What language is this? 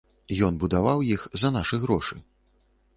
Belarusian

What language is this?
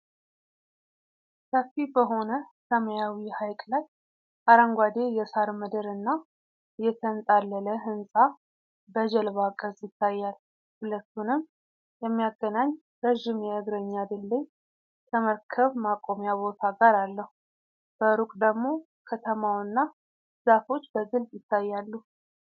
Amharic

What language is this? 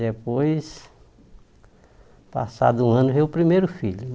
Portuguese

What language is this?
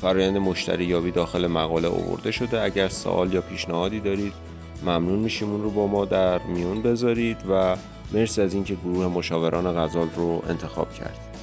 Persian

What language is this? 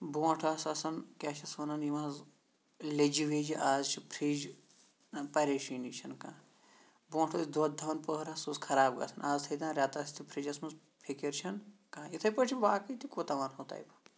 Kashmiri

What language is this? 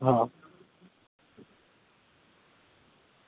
Gujarati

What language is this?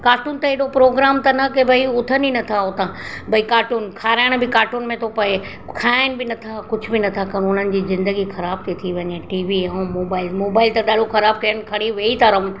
Sindhi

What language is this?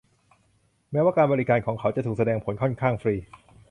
Thai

